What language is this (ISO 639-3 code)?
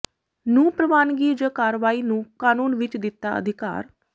pan